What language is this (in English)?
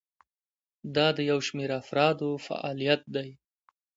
Pashto